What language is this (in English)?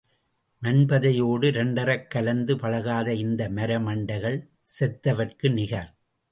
Tamil